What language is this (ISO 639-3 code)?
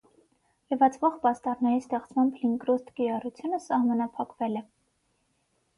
hye